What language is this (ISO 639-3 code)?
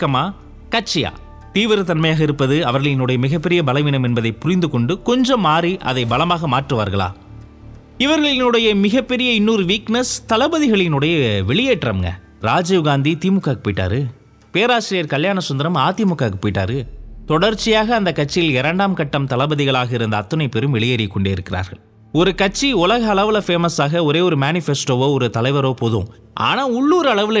tam